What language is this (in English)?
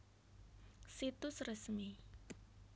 Javanese